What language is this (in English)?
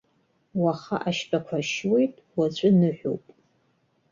Abkhazian